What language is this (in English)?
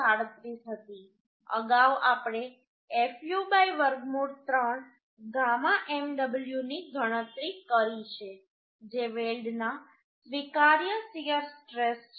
Gujarati